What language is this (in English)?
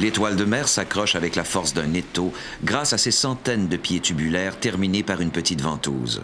French